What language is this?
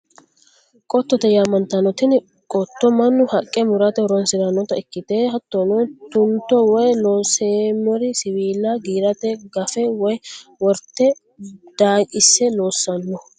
Sidamo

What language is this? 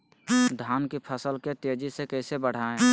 Magahi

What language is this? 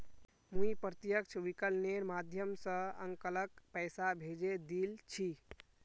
Magahi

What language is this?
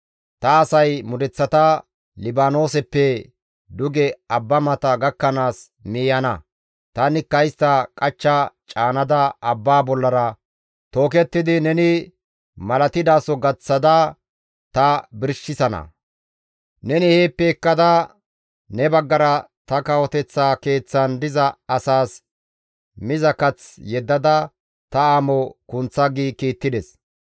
Gamo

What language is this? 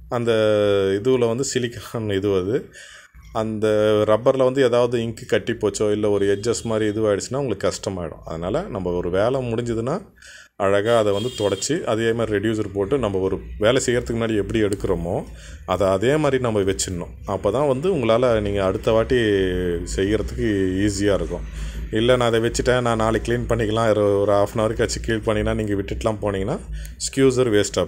Tamil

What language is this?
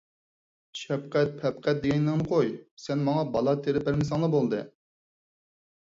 Uyghur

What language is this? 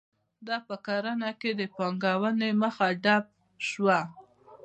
Pashto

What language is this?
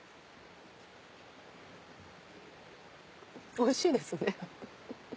Japanese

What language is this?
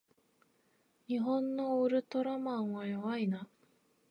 Japanese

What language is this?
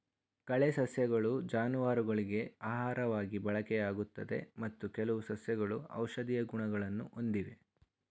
Kannada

